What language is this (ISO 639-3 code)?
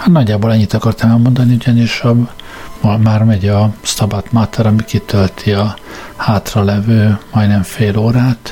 hun